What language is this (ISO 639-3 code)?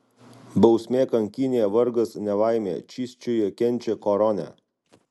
lit